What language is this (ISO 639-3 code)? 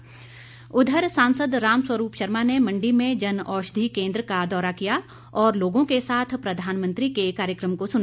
hin